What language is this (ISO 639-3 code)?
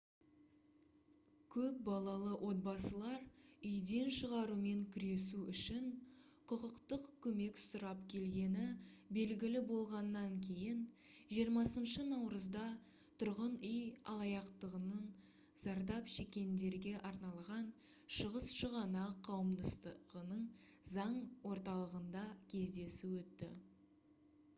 kaz